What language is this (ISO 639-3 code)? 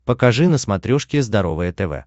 rus